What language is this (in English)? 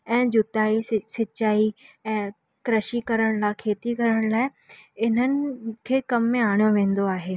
Sindhi